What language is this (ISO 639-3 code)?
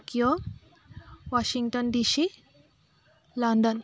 asm